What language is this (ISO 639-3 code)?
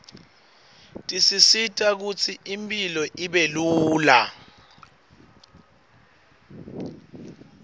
ssw